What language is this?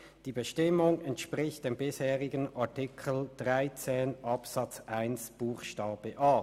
Swiss German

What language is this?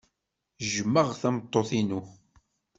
Kabyle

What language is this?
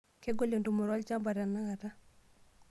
Masai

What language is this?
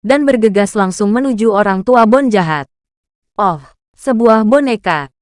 Indonesian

